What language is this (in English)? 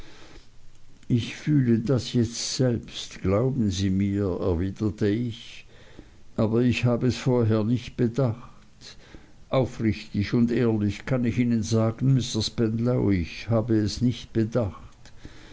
German